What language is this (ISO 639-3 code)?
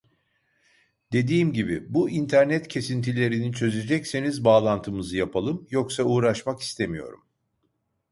tur